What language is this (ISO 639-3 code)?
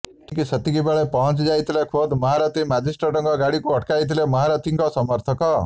ori